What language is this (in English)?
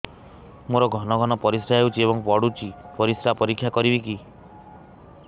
Odia